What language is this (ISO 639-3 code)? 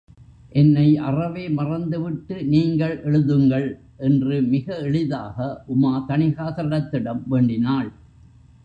tam